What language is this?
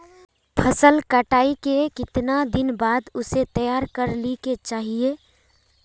Magahi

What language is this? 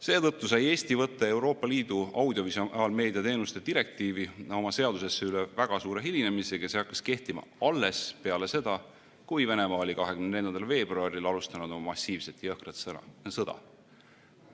Estonian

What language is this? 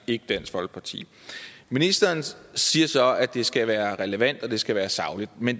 Danish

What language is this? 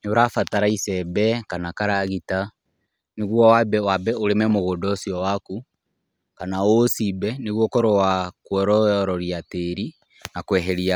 Kikuyu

